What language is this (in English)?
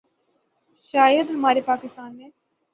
Urdu